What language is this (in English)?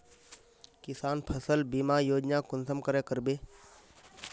Magahi